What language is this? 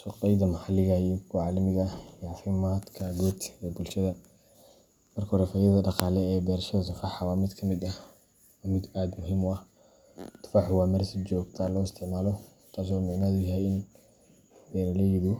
Somali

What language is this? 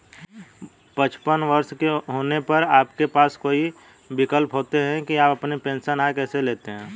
Hindi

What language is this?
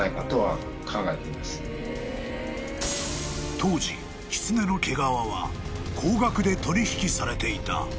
Japanese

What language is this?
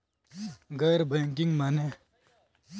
Bhojpuri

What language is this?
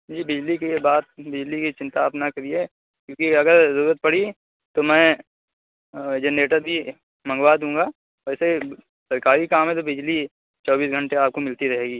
Urdu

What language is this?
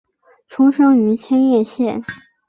Chinese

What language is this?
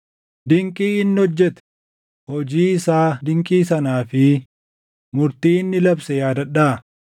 Oromo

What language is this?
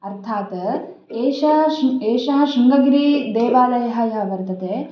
Sanskrit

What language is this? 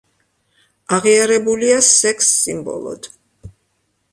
Georgian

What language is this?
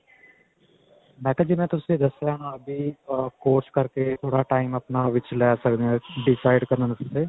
Punjabi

